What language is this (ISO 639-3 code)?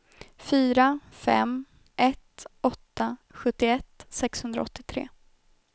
swe